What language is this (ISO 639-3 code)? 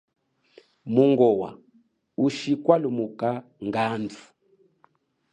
cjk